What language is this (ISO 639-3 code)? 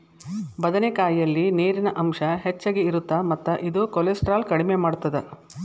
kan